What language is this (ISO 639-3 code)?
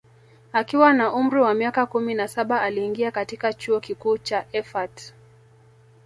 swa